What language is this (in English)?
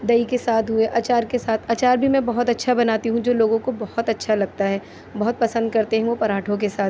Urdu